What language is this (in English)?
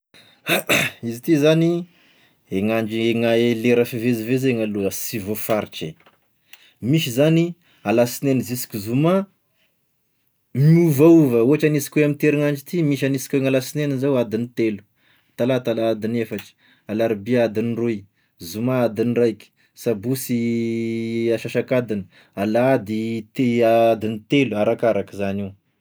Tesaka Malagasy